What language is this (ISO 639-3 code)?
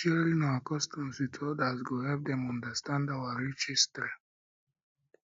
pcm